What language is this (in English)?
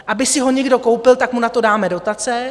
Czech